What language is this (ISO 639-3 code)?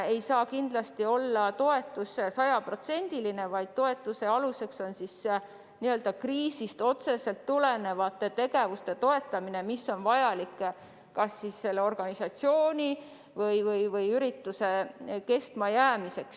est